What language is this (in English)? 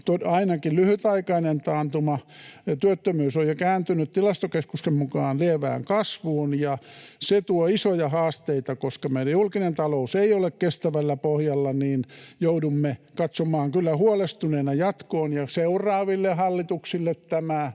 Finnish